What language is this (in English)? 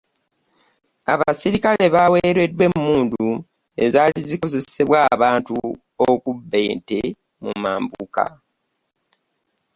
Ganda